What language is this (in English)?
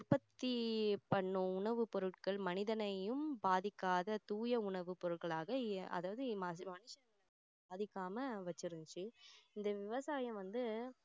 Tamil